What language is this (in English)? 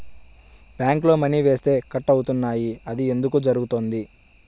Telugu